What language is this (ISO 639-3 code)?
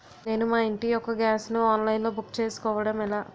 tel